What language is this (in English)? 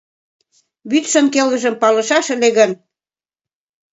Mari